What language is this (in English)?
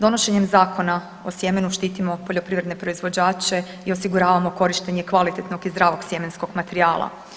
Croatian